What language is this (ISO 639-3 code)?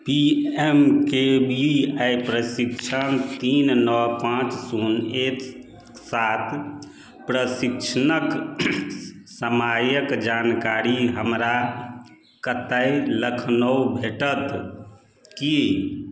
mai